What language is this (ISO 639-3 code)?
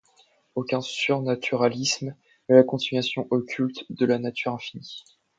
fra